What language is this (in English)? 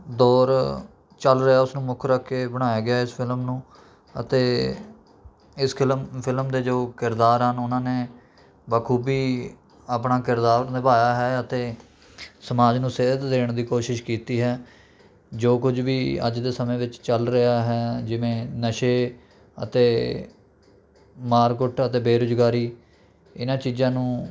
Punjabi